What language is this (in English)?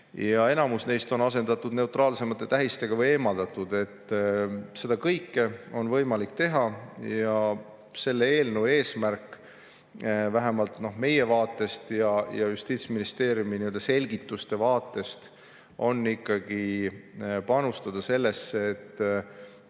Estonian